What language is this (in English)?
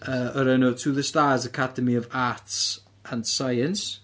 Welsh